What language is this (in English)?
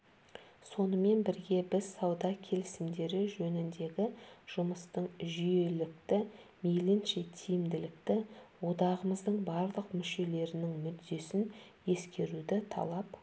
Kazakh